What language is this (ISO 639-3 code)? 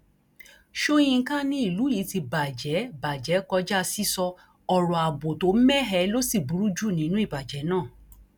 yor